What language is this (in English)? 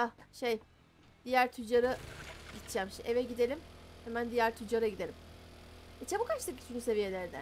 Turkish